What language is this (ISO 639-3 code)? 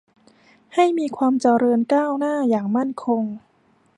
tha